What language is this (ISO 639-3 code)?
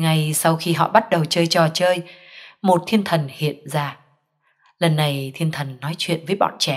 vie